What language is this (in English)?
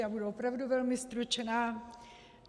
Czech